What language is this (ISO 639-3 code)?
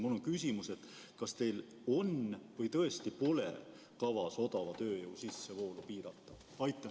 est